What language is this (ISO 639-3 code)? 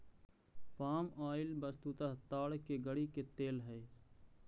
mag